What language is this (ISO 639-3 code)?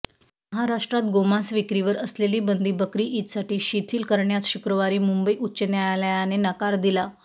mar